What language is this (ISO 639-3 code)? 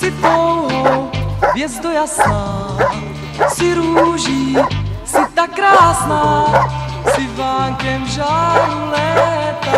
ron